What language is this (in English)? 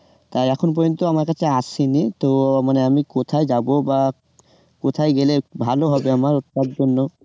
Bangla